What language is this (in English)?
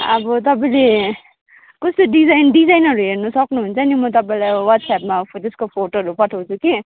Nepali